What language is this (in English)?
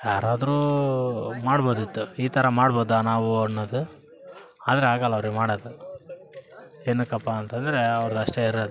Kannada